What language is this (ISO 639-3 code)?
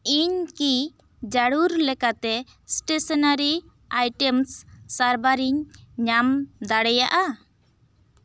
sat